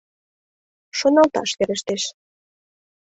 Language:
Mari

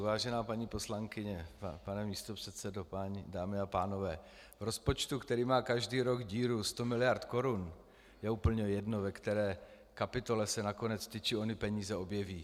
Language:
Czech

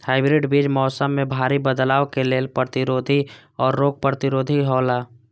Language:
Maithili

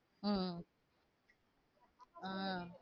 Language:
Tamil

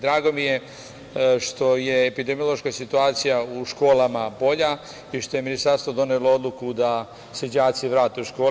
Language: Serbian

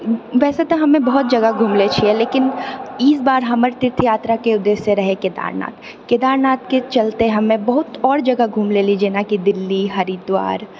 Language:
Maithili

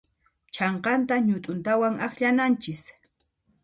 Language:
Puno Quechua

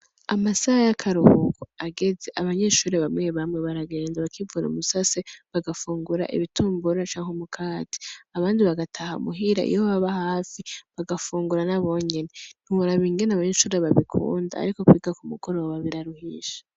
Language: Rundi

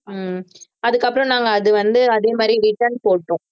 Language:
Tamil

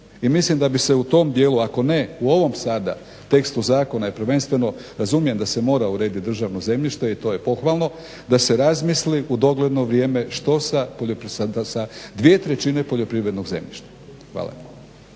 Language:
Croatian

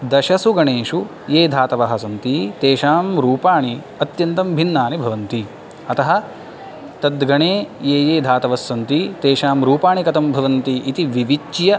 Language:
Sanskrit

